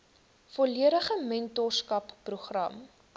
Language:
Afrikaans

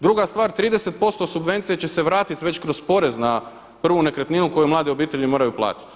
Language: Croatian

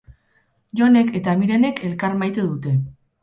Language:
Basque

